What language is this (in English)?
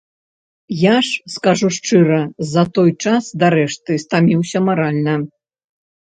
Belarusian